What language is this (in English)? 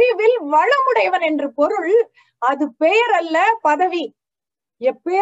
Tamil